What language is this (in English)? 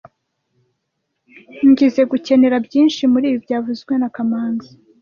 Kinyarwanda